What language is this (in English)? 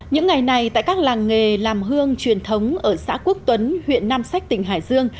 Vietnamese